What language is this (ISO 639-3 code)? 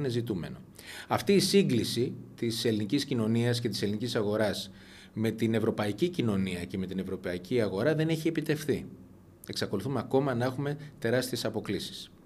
ell